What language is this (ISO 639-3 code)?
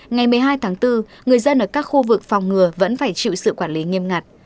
vie